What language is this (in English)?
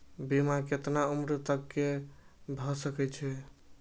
Maithili